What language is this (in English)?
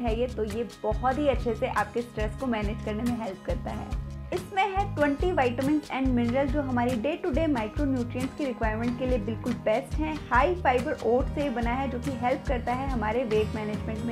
Hindi